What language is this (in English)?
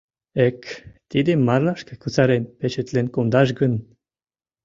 Mari